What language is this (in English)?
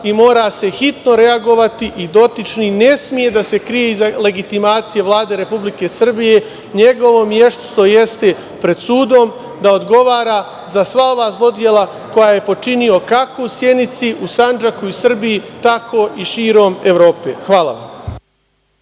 Serbian